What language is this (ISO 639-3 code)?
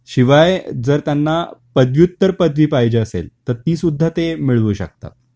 mar